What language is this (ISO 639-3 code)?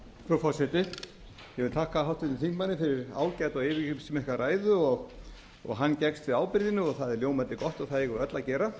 isl